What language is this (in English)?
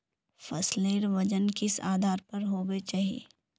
Magahi